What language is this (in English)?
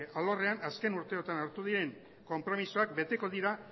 Basque